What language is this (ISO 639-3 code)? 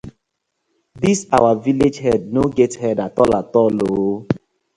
pcm